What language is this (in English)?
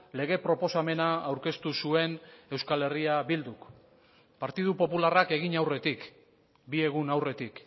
Basque